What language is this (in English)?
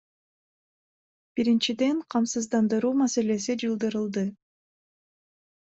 Kyrgyz